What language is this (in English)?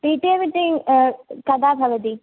Sanskrit